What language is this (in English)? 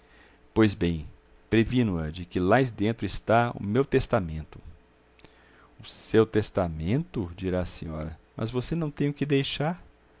Portuguese